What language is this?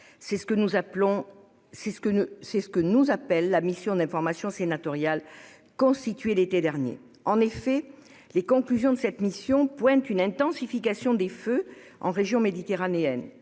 French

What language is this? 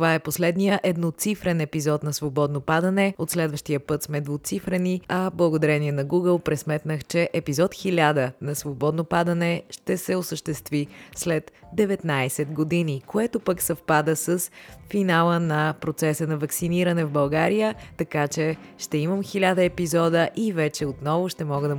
Bulgarian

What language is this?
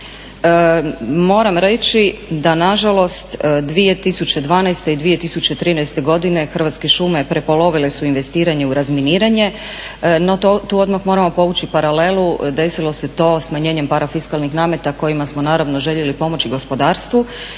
Croatian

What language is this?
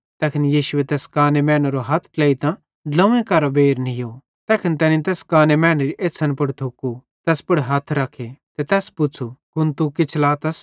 Bhadrawahi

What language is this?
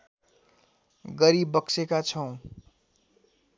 Nepali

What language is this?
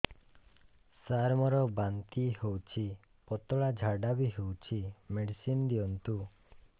Odia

